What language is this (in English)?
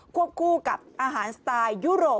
Thai